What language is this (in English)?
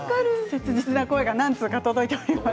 Japanese